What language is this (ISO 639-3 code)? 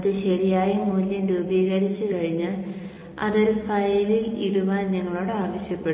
mal